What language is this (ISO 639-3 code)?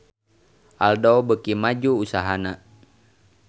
sun